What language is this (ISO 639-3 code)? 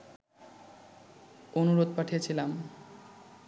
ben